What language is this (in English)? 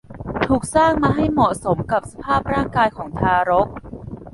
Thai